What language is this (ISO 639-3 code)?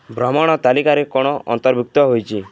ori